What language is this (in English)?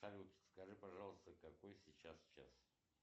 Russian